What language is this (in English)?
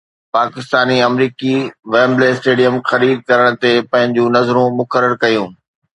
Sindhi